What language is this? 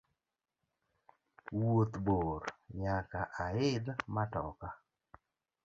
Luo (Kenya and Tanzania)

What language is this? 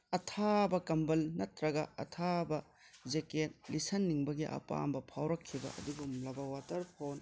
Manipuri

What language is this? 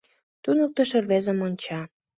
Mari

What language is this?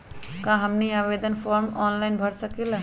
Magahi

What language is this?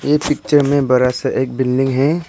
Hindi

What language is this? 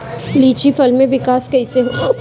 Bhojpuri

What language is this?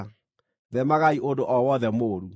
Kikuyu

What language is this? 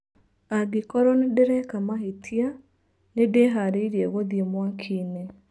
Kikuyu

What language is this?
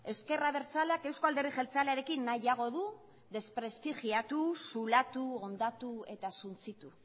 Basque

